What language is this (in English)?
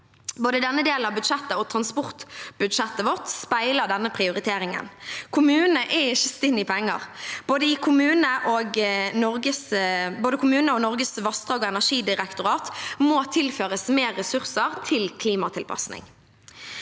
Norwegian